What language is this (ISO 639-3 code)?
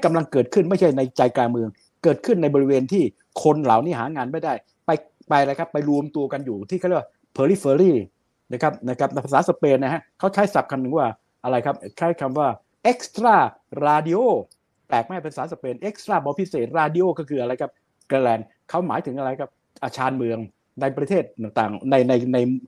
tha